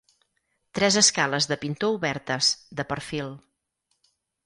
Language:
Catalan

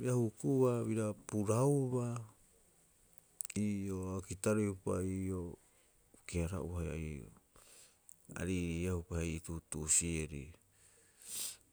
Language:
Rapoisi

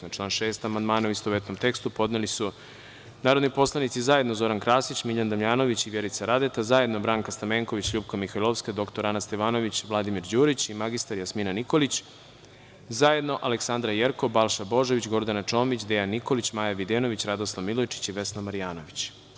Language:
Serbian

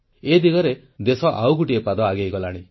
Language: Odia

